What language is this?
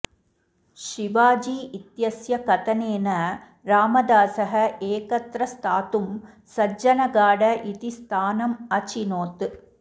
Sanskrit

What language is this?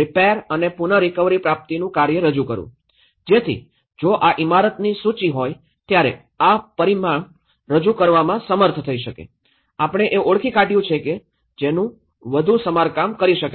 Gujarati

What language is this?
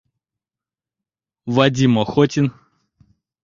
Mari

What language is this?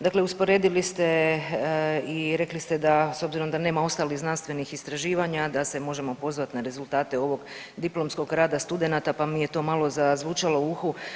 Croatian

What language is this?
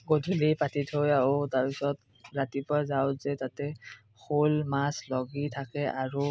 Assamese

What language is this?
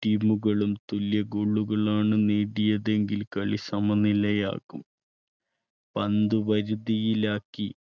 Malayalam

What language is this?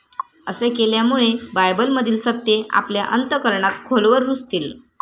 Marathi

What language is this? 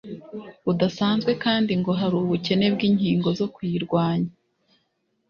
Kinyarwanda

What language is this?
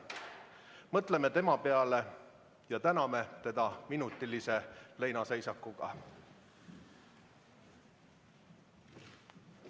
Estonian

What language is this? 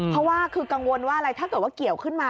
Thai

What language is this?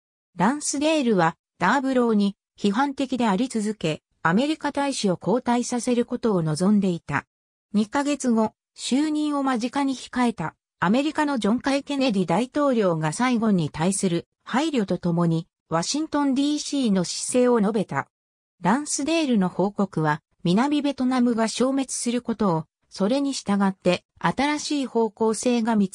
Japanese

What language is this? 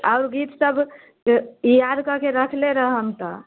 Maithili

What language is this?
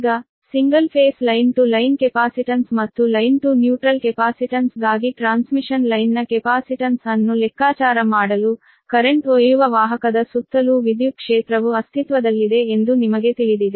Kannada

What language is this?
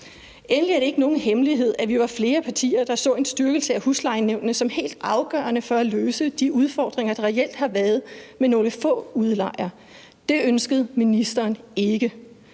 Danish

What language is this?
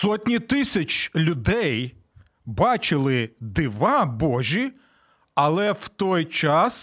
Ukrainian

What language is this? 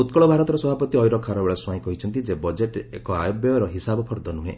Odia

